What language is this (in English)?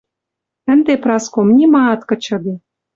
Western Mari